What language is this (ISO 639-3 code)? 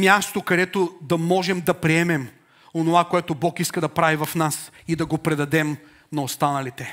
bul